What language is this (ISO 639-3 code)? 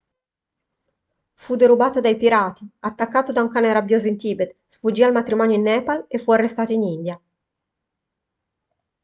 ita